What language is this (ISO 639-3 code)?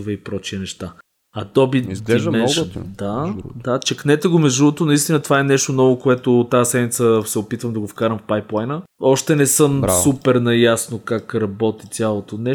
bul